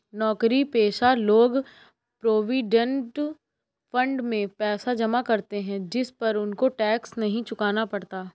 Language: Hindi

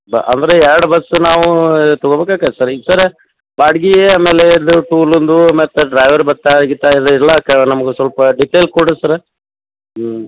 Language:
Kannada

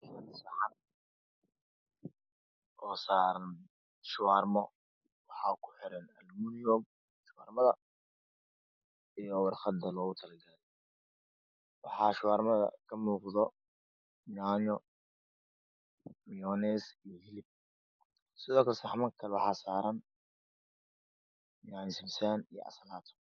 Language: Somali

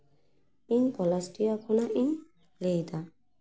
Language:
Santali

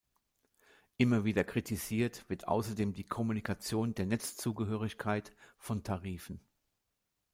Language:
German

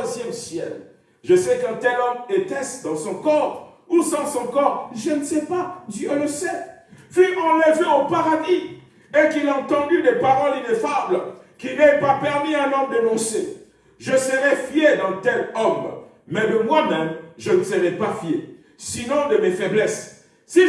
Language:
French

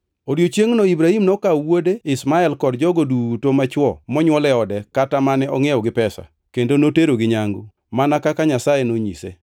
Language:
Luo (Kenya and Tanzania)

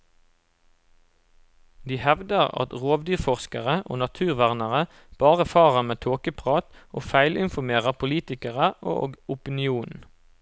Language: Norwegian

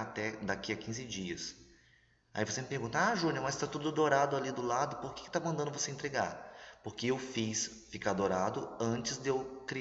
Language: Portuguese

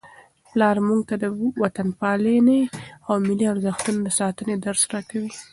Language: Pashto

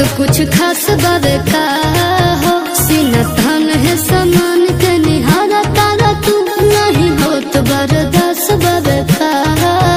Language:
Hindi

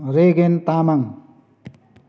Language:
Nepali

